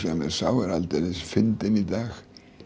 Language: Icelandic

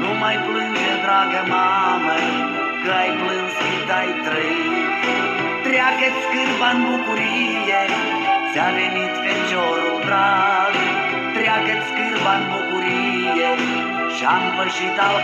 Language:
Romanian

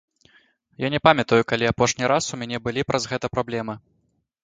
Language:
Belarusian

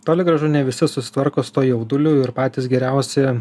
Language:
Lithuanian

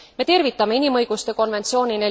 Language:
Estonian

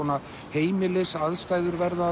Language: Icelandic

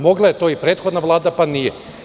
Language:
Serbian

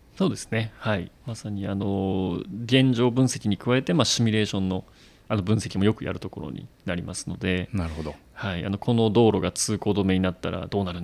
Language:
Japanese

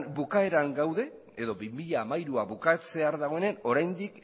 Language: Basque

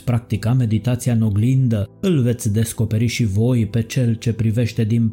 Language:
Romanian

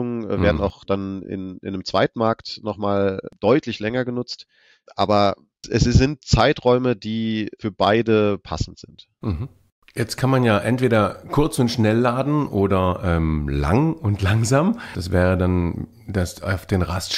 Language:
German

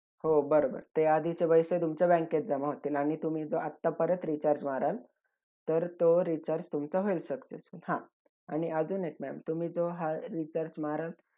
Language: Marathi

